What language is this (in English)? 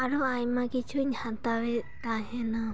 Santali